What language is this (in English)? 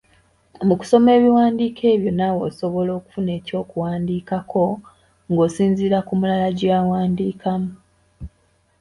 Ganda